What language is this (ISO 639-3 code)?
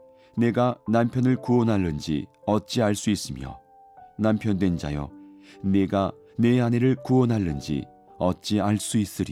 kor